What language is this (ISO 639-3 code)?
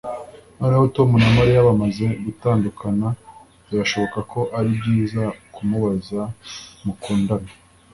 kin